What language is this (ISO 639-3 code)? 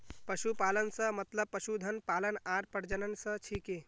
mag